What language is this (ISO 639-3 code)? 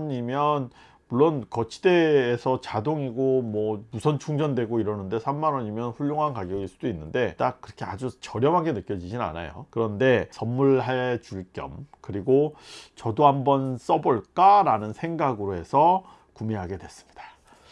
kor